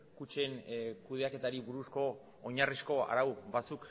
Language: Basque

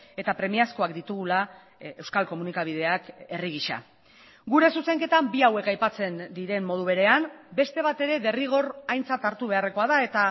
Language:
Basque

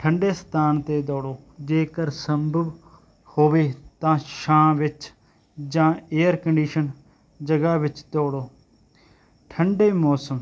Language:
Punjabi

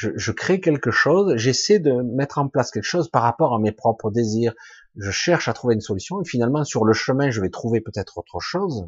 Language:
French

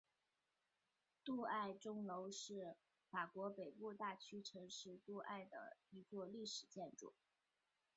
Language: Chinese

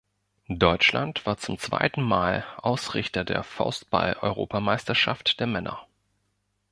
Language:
German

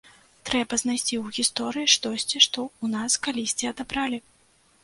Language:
Belarusian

